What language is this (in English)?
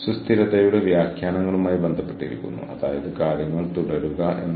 Malayalam